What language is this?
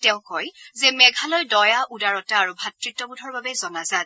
Assamese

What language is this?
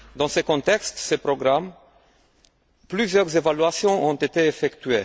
French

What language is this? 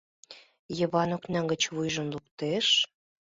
Mari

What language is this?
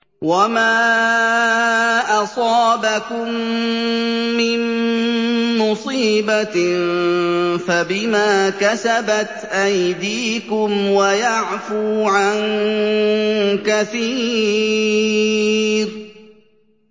Arabic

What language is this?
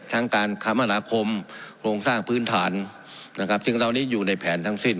Thai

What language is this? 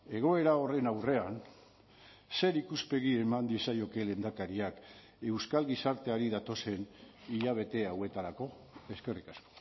Basque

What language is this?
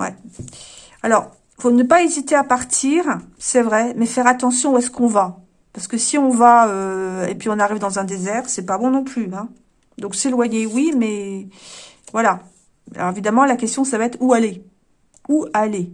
French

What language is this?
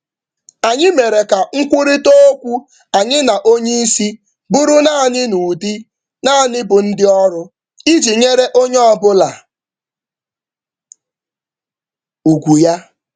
Igbo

